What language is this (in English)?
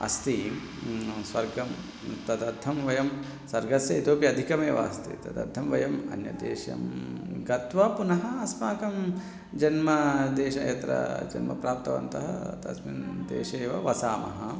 Sanskrit